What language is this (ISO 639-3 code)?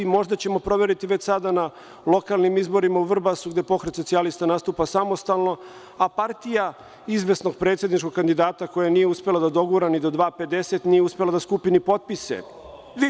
srp